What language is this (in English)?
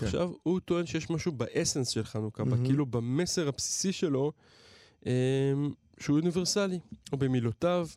Hebrew